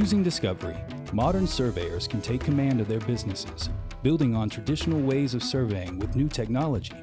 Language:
English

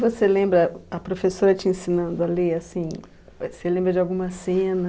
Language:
Portuguese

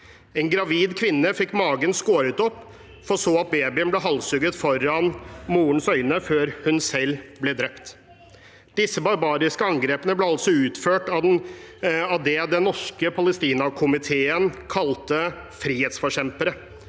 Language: Norwegian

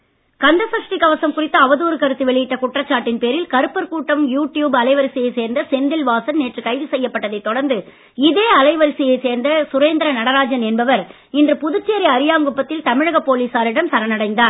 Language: Tamil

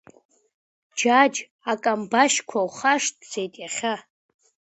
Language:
Abkhazian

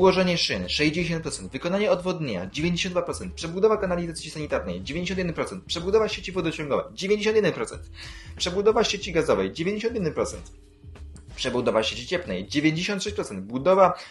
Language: Polish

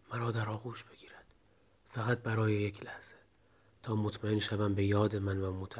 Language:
Persian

